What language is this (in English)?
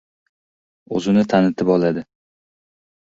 Uzbek